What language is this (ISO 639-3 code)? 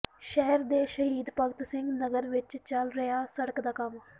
pan